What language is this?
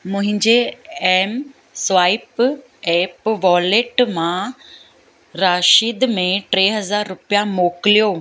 Sindhi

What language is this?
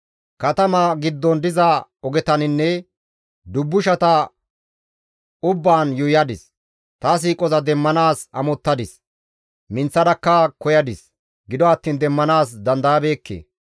Gamo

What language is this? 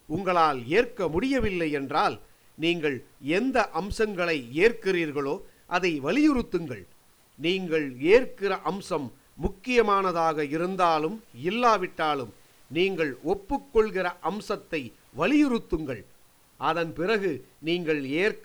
Tamil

